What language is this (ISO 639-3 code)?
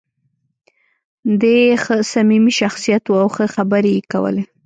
pus